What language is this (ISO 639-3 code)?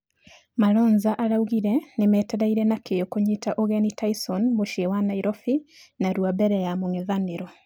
kik